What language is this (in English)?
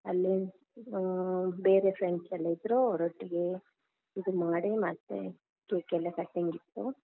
Kannada